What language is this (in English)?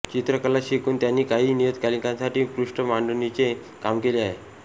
Marathi